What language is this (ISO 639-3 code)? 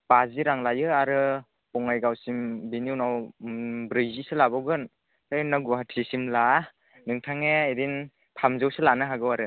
brx